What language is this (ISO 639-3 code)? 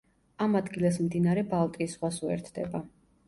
kat